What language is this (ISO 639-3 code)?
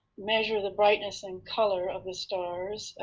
eng